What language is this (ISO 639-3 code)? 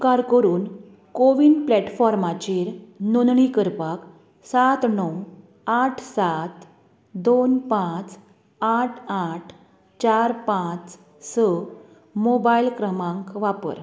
kok